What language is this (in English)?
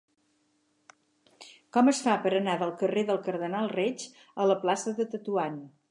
Catalan